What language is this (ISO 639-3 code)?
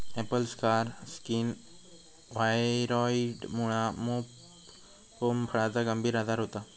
mar